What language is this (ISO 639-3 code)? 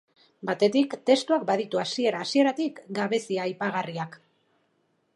eus